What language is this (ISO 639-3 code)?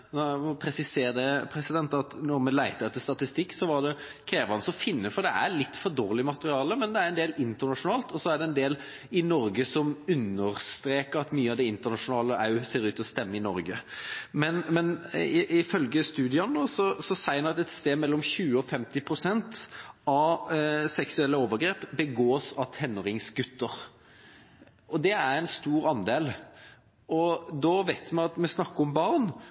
nob